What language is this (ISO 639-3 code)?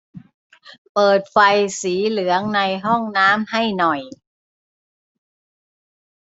tha